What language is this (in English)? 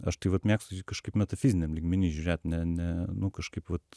Lithuanian